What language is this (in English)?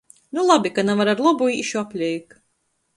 Latgalian